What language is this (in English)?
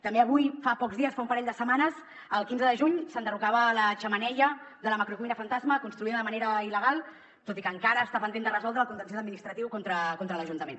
Catalan